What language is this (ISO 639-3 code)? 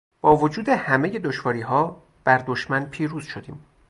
fas